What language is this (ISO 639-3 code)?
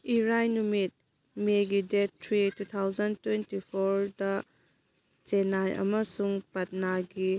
mni